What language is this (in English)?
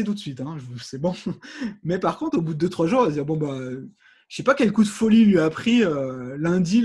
French